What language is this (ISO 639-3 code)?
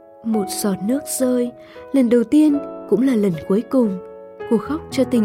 vie